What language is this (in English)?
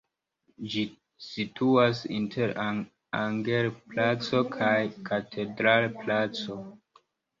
Esperanto